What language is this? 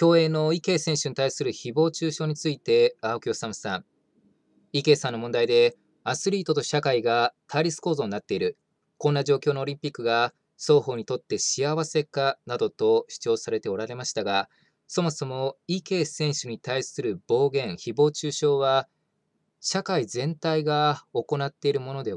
Japanese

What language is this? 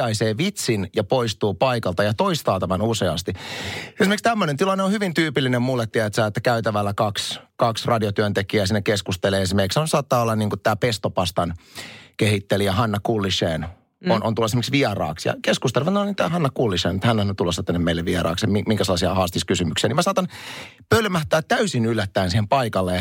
Finnish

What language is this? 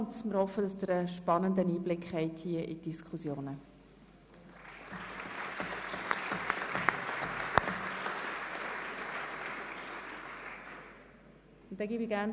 Swiss German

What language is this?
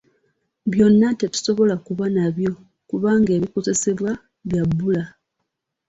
Ganda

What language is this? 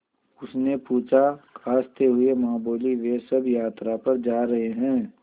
Hindi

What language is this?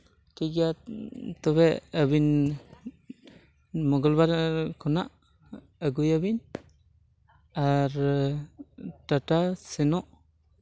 Santali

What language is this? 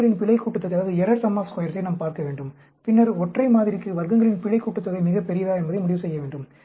Tamil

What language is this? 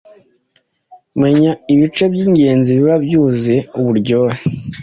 Kinyarwanda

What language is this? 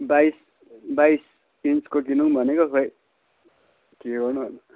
Nepali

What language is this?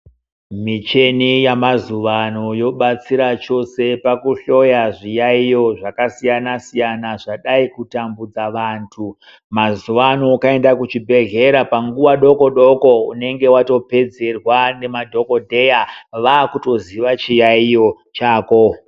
Ndau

